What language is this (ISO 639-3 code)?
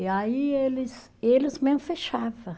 por